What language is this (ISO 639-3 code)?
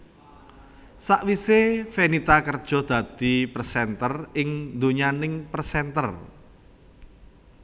jav